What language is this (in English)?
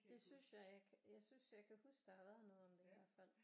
Danish